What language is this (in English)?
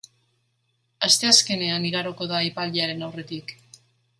Basque